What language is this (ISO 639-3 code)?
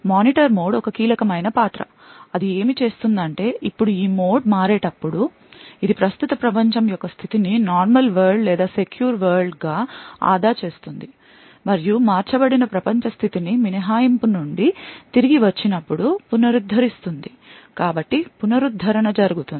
tel